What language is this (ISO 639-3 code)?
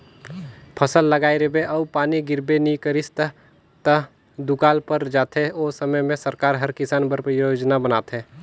hne